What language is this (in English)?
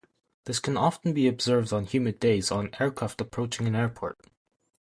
English